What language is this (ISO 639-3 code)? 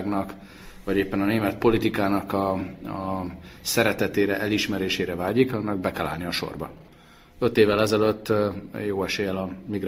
hun